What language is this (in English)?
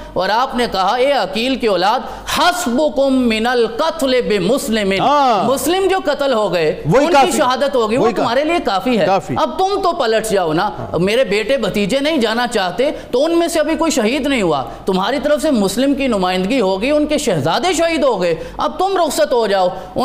Urdu